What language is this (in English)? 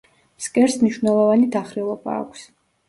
Georgian